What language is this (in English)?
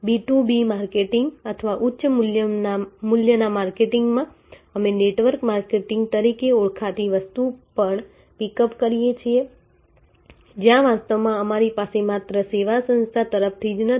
Gujarati